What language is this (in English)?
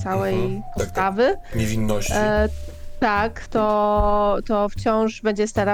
Polish